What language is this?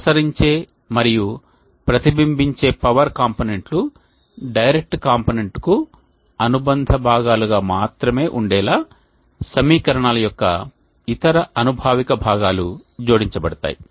Telugu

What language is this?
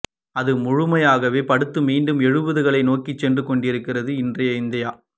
Tamil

